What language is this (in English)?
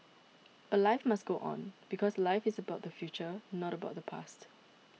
English